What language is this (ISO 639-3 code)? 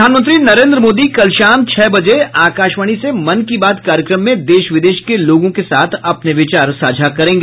hin